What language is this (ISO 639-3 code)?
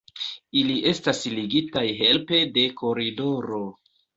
epo